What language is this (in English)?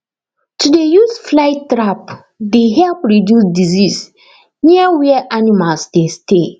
Nigerian Pidgin